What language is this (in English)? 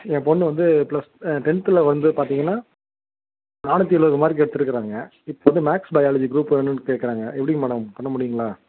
Tamil